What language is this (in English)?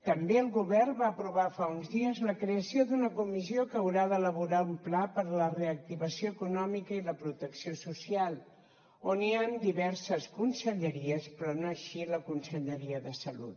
Catalan